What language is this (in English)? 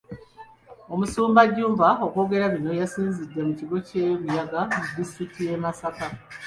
Ganda